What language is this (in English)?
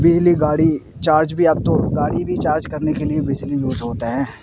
Urdu